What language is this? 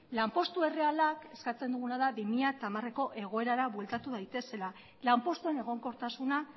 Basque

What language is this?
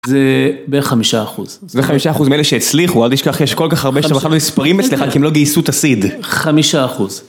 Hebrew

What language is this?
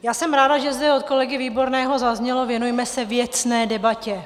Czech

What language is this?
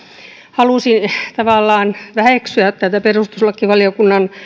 Finnish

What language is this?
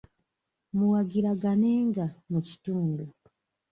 Ganda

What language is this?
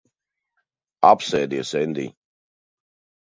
Latvian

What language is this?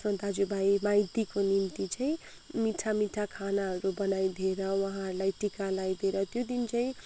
Nepali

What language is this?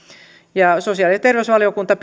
Finnish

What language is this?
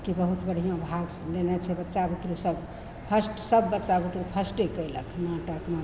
Maithili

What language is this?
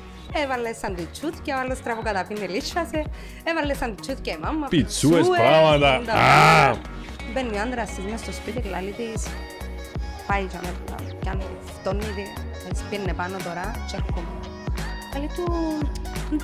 Greek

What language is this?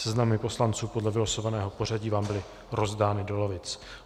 Czech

